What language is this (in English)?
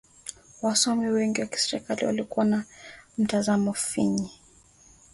Swahili